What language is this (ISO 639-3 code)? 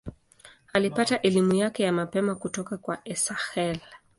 swa